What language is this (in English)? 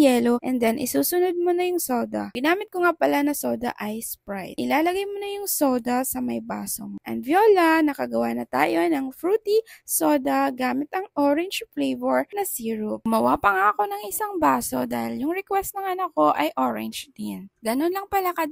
Filipino